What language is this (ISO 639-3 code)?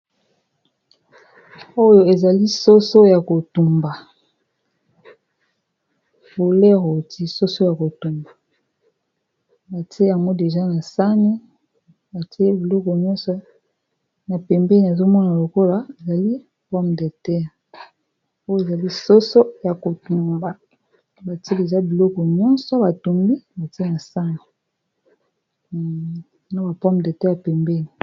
lin